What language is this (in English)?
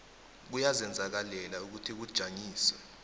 South Ndebele